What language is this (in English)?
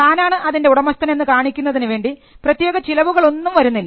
Malayalam